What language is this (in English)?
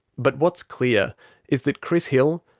English